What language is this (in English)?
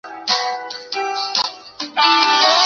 Chinese